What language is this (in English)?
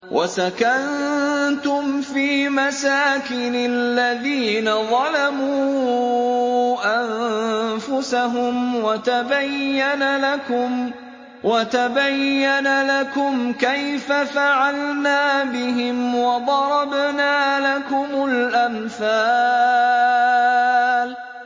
Arabic